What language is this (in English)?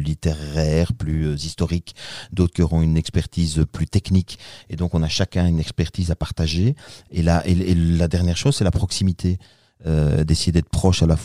French